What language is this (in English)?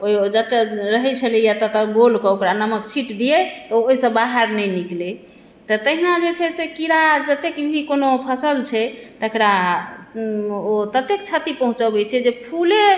Maithili